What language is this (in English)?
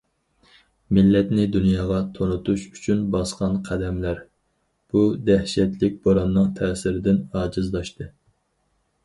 Uyghur